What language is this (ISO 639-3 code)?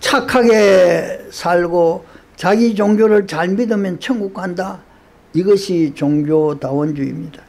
kor